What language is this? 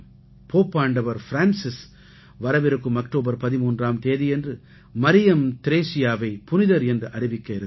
Tamil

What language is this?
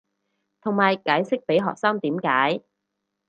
Cantonese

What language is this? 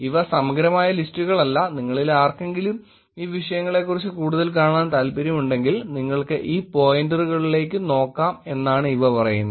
Malayalam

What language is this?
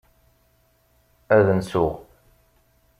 Kabyle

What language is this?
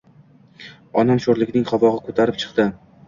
Uzbek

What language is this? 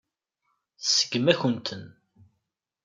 Kabyle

